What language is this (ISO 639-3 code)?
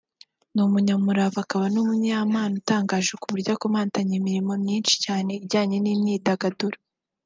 kin